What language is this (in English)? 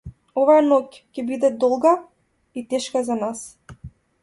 Macedonian